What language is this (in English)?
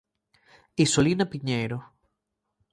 Galician